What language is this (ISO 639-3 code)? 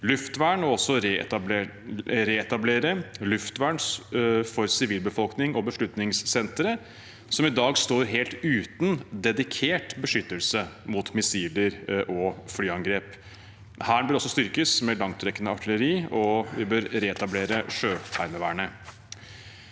nor